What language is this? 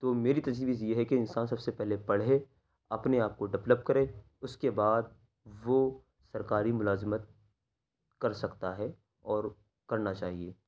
Urdu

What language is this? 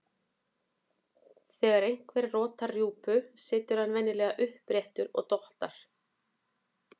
Icelandic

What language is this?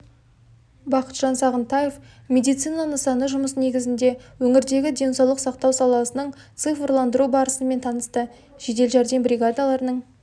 Kazakh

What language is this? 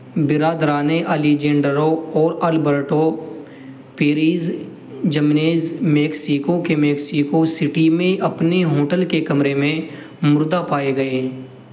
Urdu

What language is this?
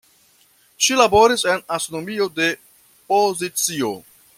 Esperanto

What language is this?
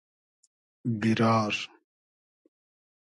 Hazaragi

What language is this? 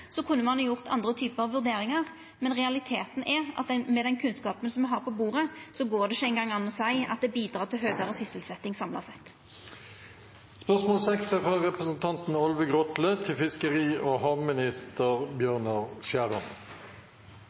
Norwegian Nynorsk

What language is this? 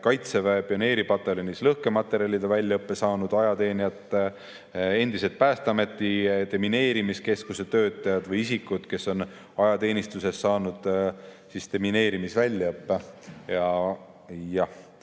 Estonian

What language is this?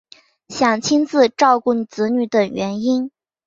Chinese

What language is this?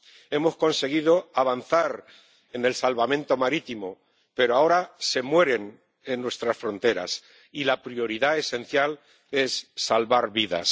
Spanish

